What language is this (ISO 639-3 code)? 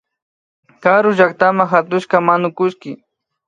qvi